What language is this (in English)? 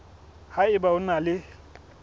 Southern Sotho